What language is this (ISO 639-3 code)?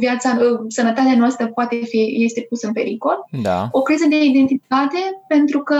ron